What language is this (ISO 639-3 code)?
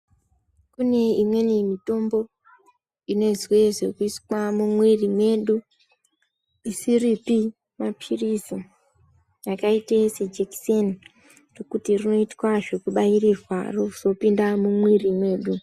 ndc